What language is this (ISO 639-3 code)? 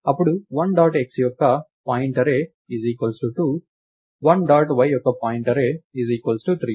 tel